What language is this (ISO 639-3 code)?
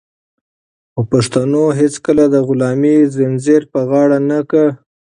pus